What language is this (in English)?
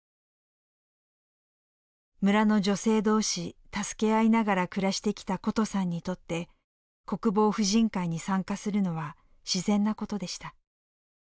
Japanese